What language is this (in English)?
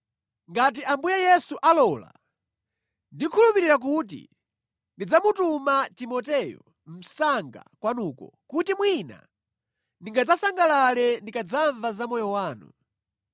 Nyanja